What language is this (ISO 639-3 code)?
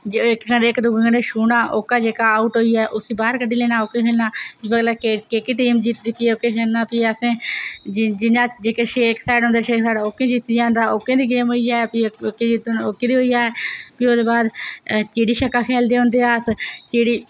doi